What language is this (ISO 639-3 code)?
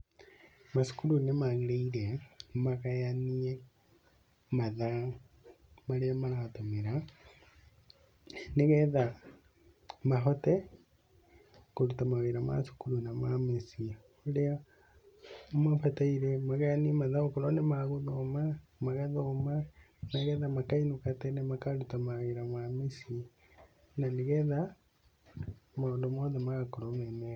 kik